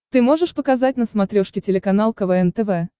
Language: Russian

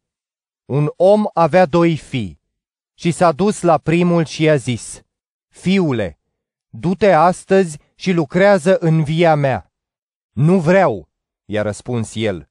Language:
Romanian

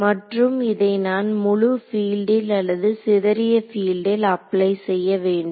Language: Tamil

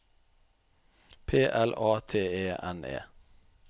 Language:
Norwegian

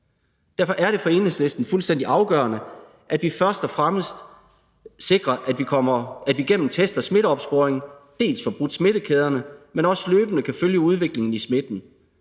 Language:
Danish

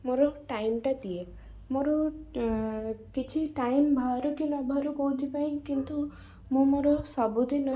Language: Odia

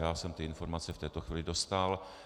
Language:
Czech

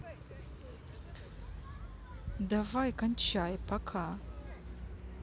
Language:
Russian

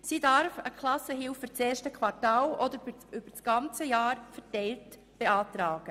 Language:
Swiss German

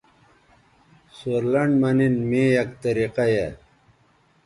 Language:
Bateri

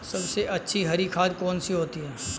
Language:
Hindi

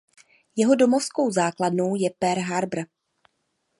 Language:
Czech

